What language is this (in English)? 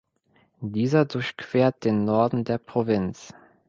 German